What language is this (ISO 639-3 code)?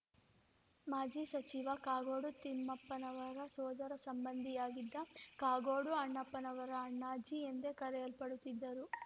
kan